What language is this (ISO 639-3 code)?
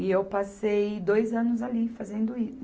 por